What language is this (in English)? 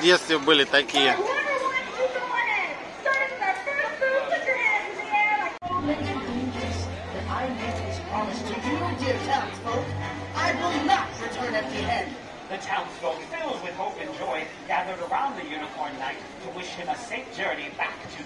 Russian